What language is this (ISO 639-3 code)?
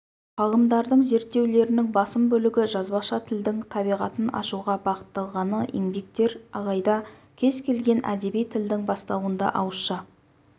kaz